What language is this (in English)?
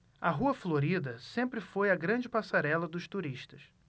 Portuguese